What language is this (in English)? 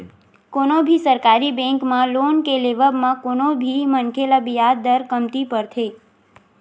Chhattisgarhi